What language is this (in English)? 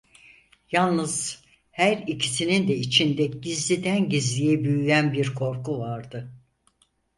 Turkish